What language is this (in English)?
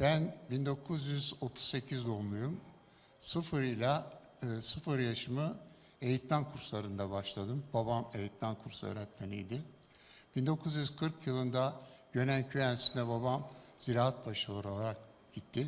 Turkish